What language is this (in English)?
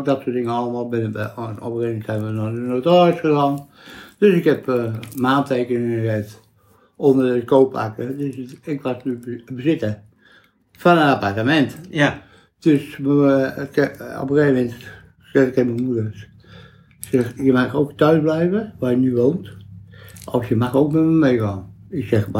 Dutch